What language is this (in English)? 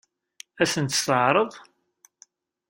Kabyle